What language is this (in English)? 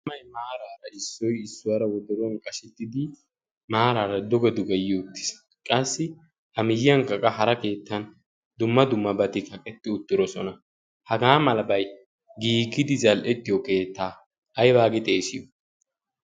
Wolaytta